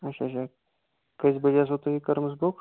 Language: Kashmiri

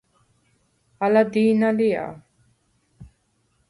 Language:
Svan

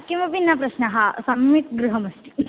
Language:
Sanskrit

